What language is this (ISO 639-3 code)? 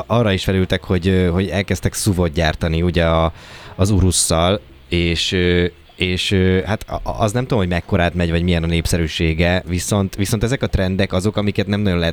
hun